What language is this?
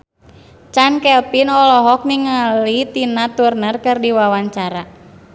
Sundanese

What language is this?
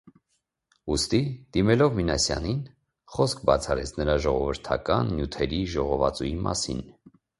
Armenian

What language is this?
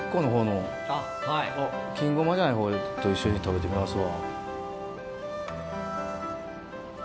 Japanese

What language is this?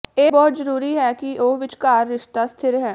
Punjabi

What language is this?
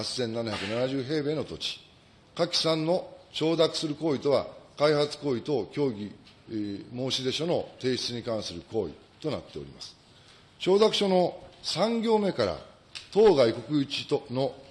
Japanese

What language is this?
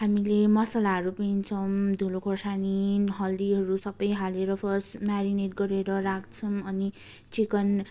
Nepali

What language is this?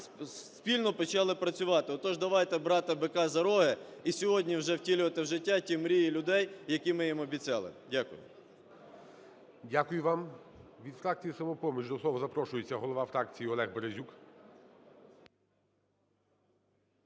Ukrainian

